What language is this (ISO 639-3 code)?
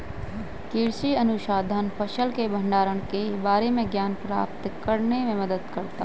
hin